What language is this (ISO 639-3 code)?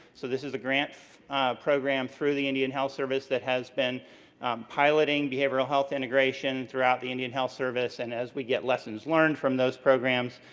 eng